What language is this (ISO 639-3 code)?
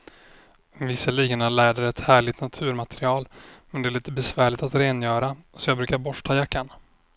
swe